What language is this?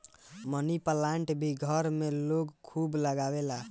Bhojpuri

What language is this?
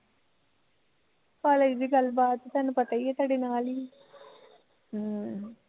Punjabi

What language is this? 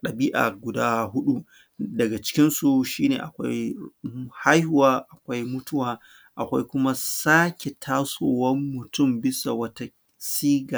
Hausa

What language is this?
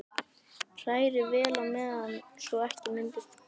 Icelandic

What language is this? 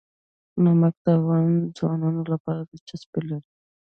Pashto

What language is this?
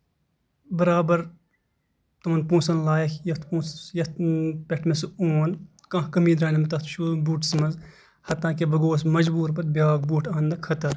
Kashmiri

